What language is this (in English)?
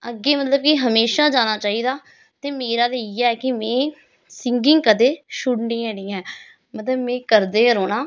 Dogri